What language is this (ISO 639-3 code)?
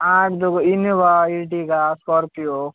mar